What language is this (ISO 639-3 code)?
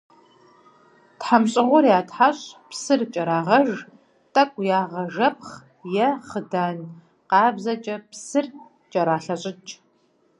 kbd